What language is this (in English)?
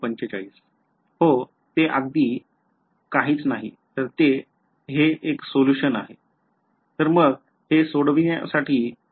Marathi